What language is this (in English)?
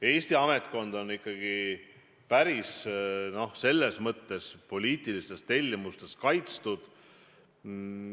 Estonian